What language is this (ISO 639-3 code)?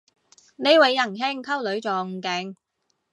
yue